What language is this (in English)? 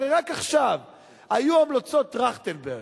Hebrew